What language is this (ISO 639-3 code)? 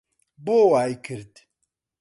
ckb